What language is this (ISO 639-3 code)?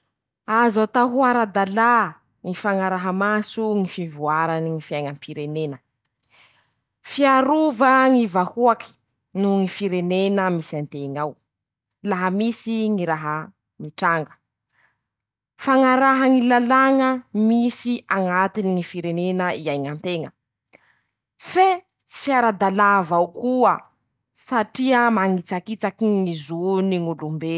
msh